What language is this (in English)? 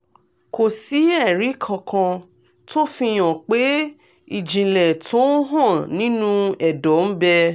Yoruba